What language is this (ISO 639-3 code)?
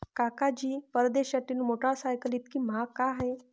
mar